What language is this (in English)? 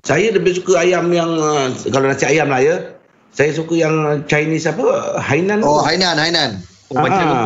Malay